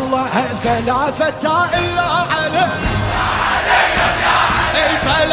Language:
Arabic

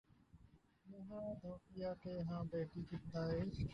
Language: Urdu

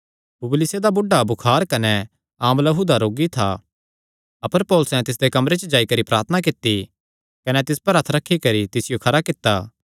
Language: Kangri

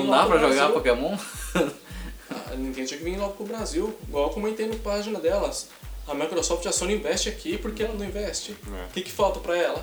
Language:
Portuguese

